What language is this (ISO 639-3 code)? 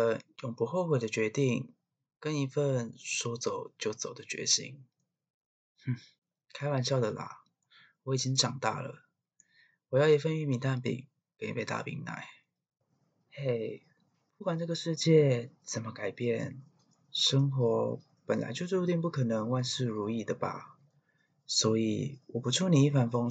zho